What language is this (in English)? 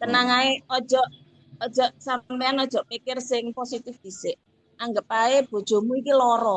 Indonesian